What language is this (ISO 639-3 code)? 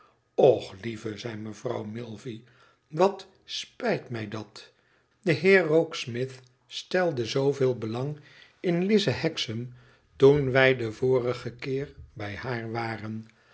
nld